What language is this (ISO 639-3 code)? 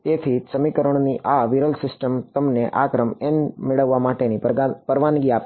guj